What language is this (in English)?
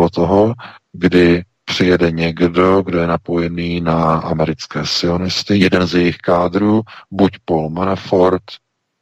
Czech